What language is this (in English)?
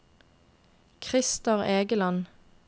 Norwegian